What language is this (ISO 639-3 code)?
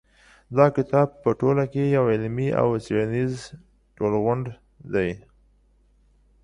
pus